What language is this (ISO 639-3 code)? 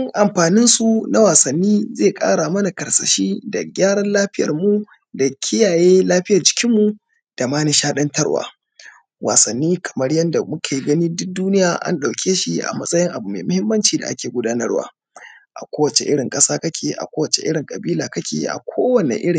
hau